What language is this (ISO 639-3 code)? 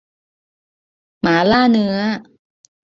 tha